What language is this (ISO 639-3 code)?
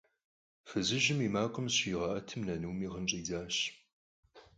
kbd